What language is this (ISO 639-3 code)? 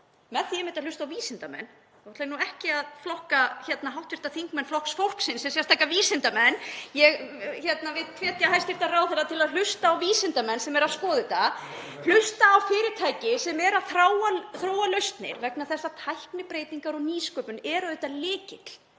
isl